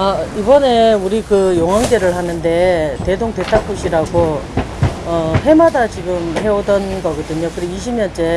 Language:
Korean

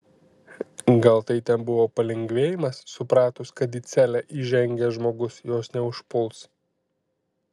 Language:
Lithuanian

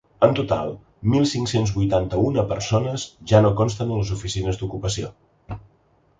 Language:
Catalan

